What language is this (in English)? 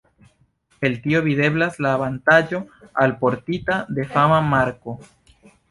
Esperanto